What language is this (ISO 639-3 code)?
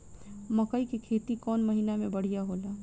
bho